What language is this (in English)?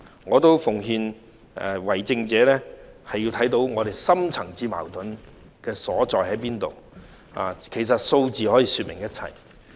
Cantonese